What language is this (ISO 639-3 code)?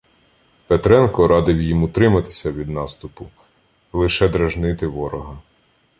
ukr